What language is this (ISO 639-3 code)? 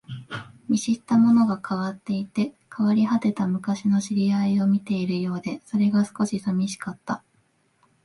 jpn